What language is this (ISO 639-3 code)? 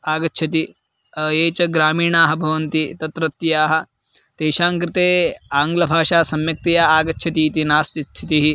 san